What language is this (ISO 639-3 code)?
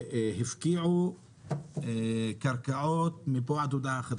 heb